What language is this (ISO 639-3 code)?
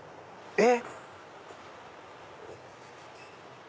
jpn